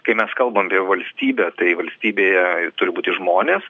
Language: Lithuanian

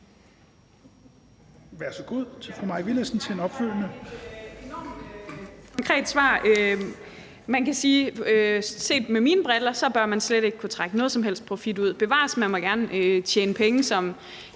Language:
Danish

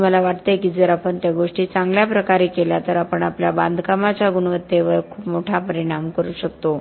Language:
Marathi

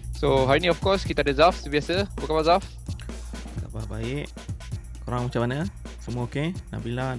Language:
Malay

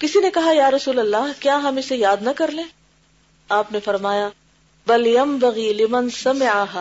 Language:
Urdu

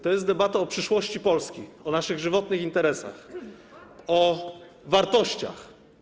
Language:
Polish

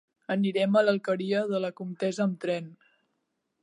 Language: Catalan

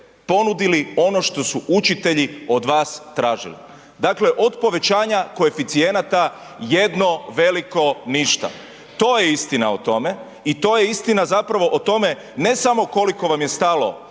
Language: Croatian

